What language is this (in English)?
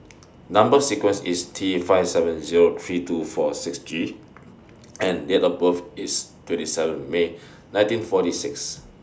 English